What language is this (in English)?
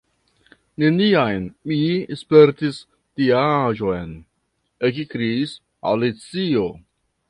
Esperanto